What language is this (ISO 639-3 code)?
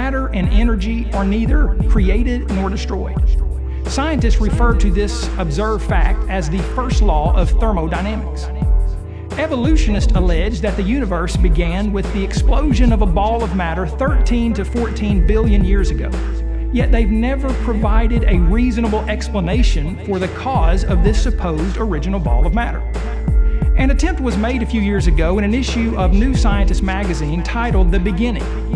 eng